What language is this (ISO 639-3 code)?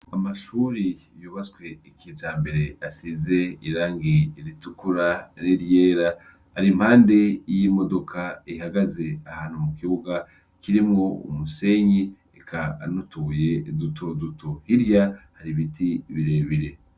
run